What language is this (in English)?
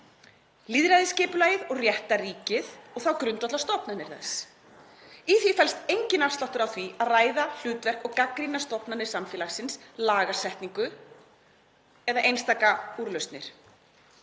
Icelandic